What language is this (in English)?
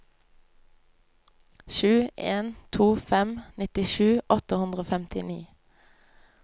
Norwegian